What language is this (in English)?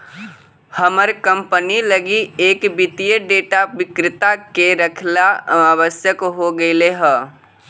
Magahi